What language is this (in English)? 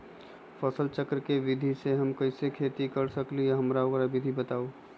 Magahi